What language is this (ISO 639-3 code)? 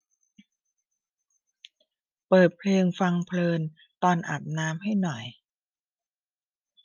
tha